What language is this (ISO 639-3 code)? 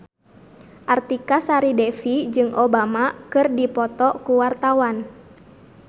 sun